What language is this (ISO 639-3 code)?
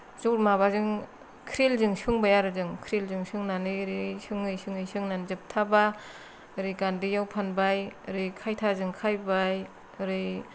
brx